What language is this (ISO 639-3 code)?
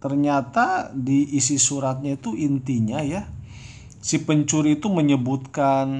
ind